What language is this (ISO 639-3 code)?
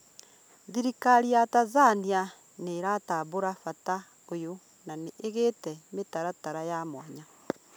kik